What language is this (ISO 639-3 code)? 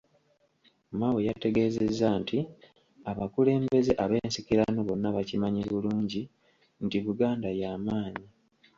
lug